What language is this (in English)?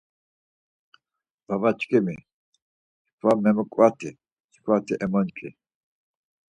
Laz